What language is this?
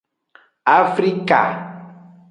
Aja (Benin)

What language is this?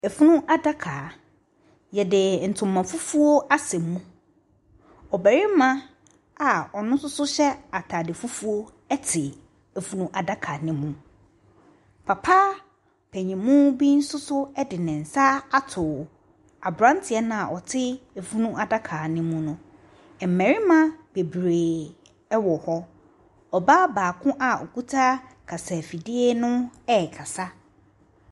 Akan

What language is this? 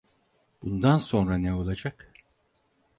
Turkish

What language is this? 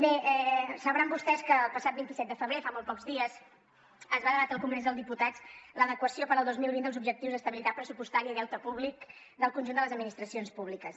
Catalan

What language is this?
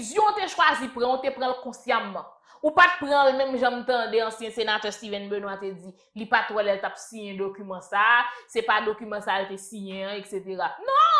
French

